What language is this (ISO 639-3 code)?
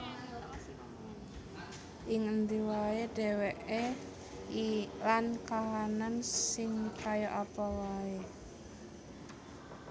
jav